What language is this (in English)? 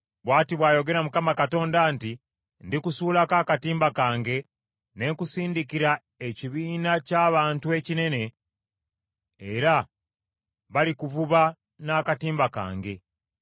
Ganda